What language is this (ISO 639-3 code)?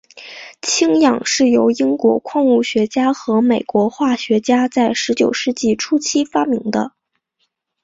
zho